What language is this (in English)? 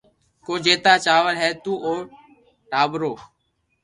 Loarki